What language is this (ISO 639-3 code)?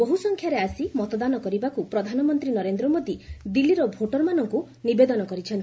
ori